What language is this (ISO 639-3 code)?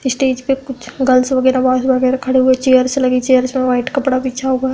hin